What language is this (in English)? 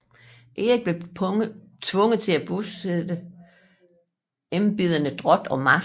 Danish